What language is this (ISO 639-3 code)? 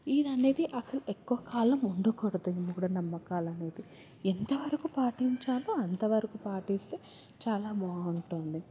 tel